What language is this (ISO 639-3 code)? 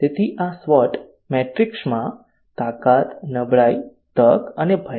guj